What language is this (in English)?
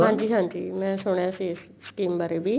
Punjabi